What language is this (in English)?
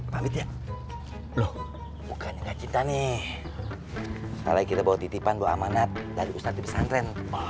Indonesian